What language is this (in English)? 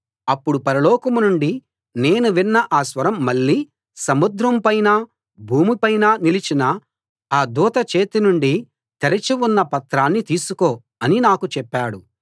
Telugu